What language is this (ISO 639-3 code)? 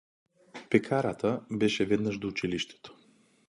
mkd